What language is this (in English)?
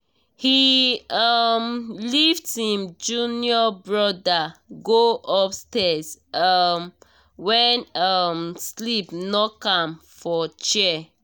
Nigerian Pidgin